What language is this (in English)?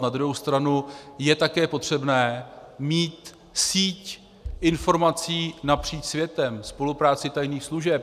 Czech